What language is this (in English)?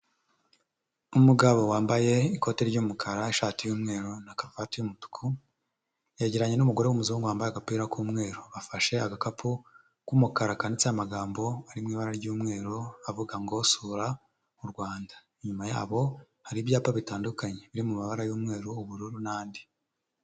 Kinyarwanda